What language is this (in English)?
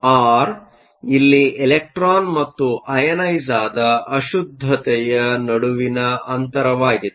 Kannada